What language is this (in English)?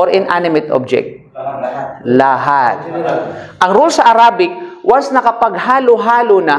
Filipino